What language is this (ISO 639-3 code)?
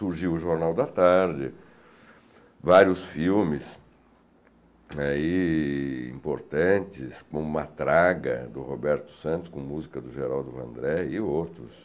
por